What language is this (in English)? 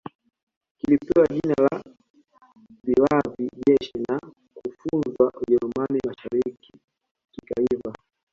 Swahili